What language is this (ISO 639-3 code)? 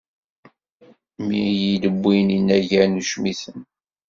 kab